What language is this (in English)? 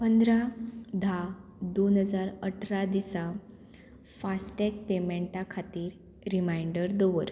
Konkani